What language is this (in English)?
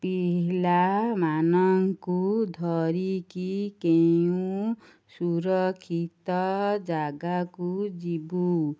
Odia